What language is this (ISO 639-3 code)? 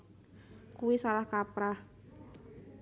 jav